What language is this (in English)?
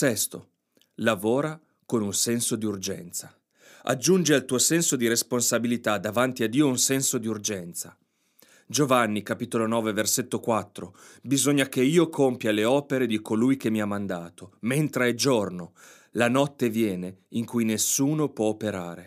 Italian